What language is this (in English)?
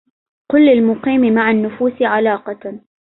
Arabic